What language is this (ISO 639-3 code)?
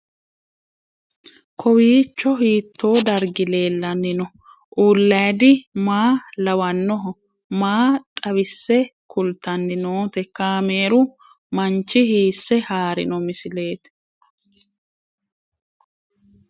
sid